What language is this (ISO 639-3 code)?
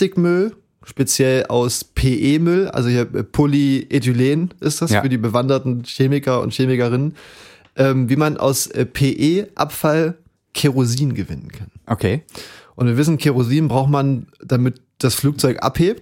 deu